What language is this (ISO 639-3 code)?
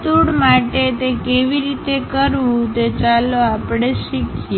guj